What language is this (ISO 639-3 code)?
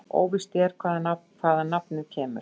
isl